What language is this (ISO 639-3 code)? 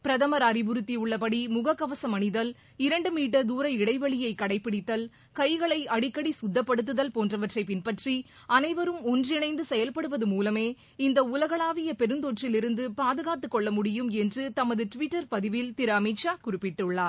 tam